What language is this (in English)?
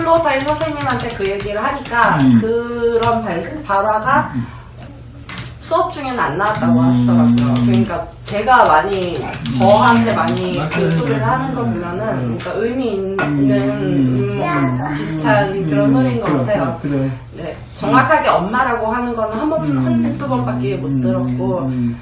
Korean